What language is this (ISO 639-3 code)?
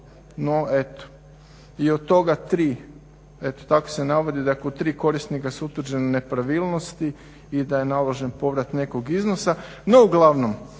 hrv